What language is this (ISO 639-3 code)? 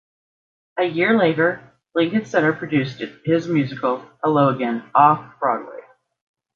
eng